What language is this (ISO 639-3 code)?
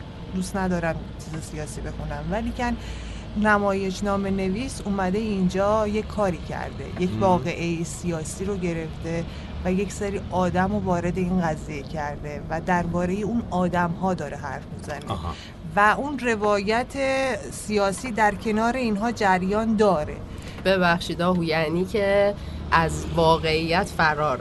fas